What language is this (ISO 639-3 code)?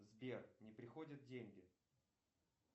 rus